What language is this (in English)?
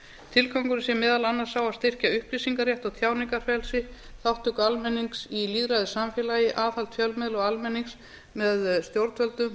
Icelandic